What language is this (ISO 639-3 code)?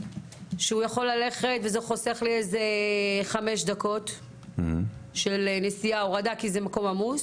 heb